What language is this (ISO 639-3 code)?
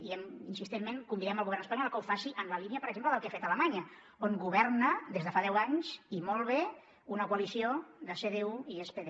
cat